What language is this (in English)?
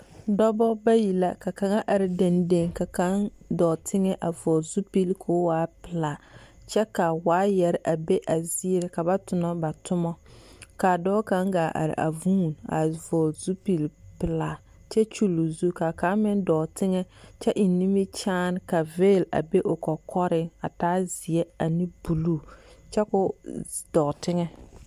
Southern Dagaare